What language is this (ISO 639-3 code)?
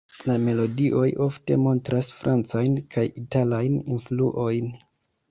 epo